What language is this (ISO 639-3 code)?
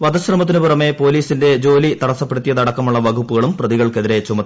mal